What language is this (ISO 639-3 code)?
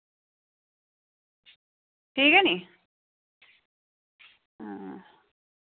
doi